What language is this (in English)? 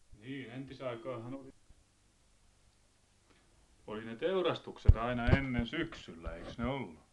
Finnish